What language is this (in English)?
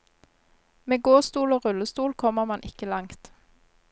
Norwegian